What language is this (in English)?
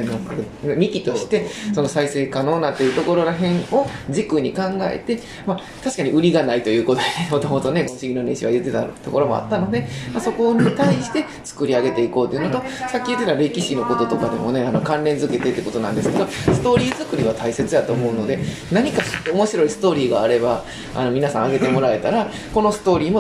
Japanese